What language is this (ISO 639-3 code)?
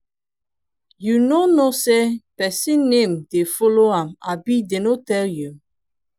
pcm